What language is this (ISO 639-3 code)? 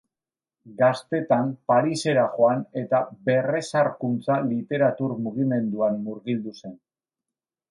eus